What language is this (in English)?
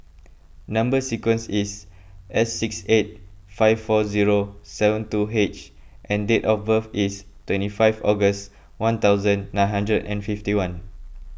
English